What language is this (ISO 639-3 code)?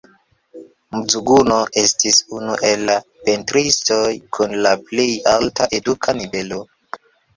epo